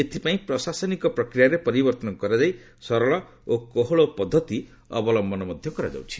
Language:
Odia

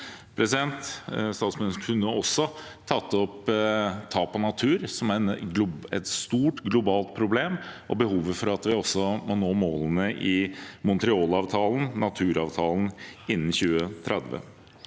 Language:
Norwegian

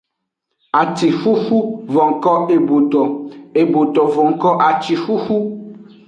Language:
Aja (Benin)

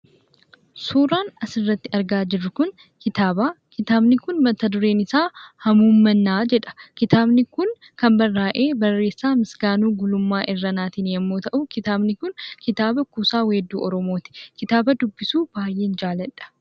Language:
Oromo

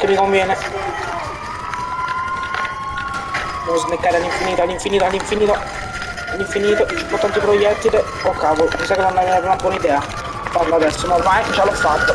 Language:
Italian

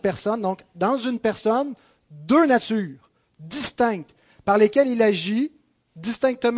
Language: French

